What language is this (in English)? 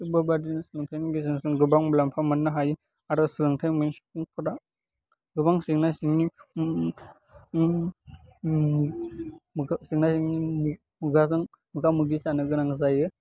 Bodo